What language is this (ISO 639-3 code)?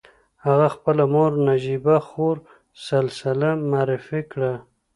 pus